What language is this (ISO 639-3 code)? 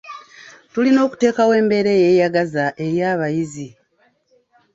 lug